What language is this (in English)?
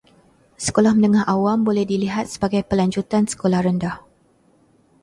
Malay